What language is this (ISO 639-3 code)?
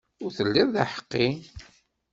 kab